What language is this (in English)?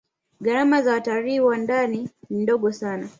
Swahili